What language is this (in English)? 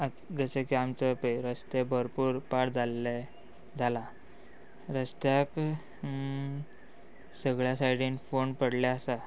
Konkani